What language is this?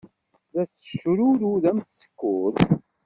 Kabyle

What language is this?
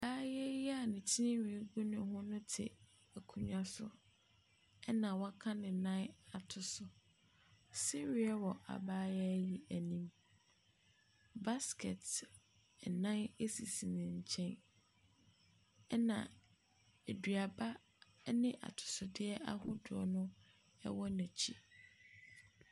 Akan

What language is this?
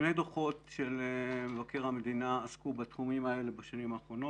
Hebrew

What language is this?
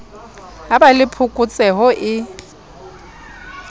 Southern Sotho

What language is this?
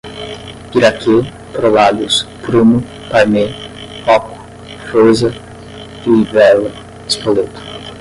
Portuguese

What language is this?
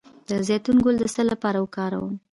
Pashto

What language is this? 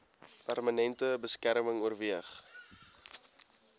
Afrikaans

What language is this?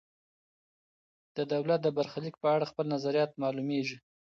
Pashto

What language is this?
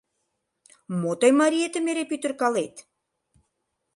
Mari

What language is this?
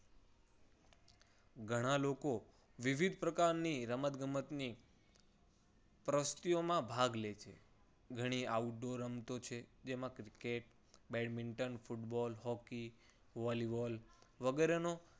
Gujarati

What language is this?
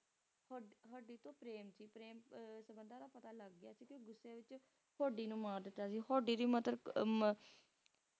Punjabi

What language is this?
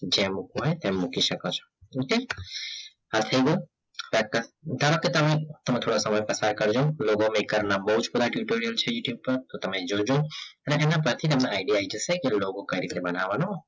Gujarati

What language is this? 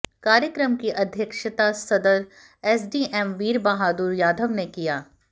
Hindi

